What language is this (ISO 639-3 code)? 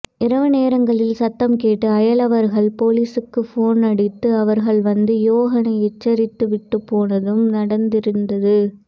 tam